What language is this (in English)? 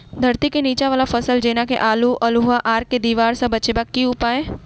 Maithili